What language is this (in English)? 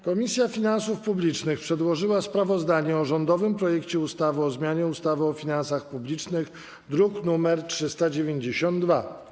Polish